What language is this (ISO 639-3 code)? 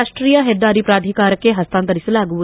kan